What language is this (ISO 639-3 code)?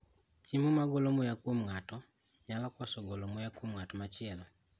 luo